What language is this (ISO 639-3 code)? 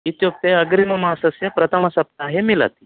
san